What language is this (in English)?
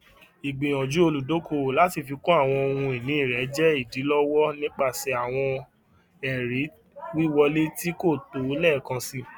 Yoruba